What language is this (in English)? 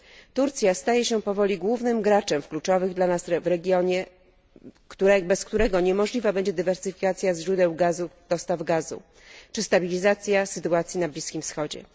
Polish